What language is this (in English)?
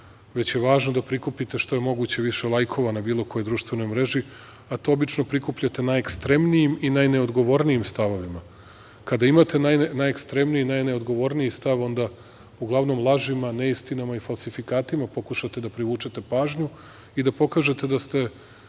Serbian